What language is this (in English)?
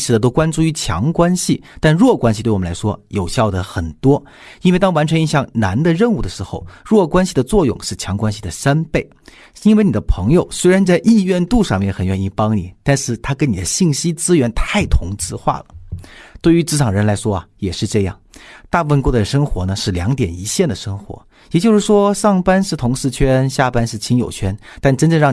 Chinese